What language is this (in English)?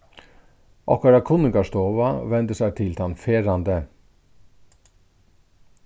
Faroese